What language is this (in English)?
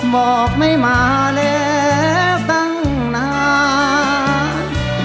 Thai